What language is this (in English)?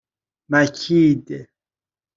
Persian